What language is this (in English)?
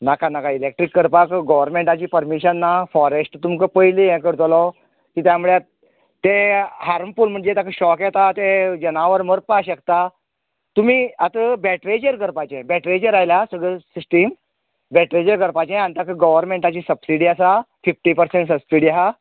Konkani